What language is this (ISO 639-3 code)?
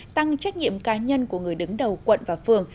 vie